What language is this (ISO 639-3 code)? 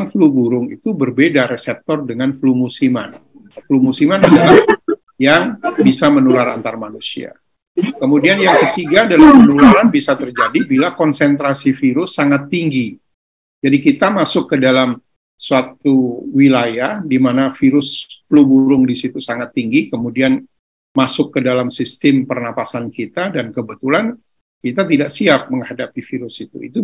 ind